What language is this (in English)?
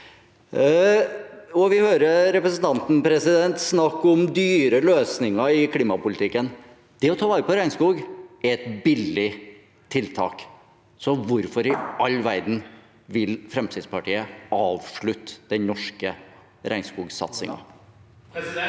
Norwegian